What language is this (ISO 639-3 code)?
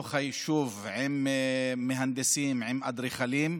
heb